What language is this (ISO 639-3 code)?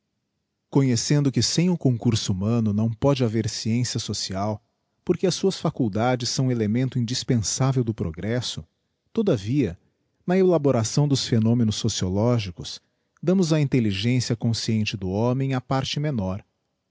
por